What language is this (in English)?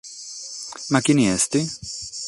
Sardinian